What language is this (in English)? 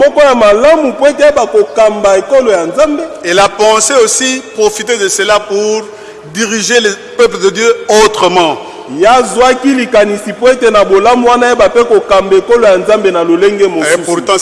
French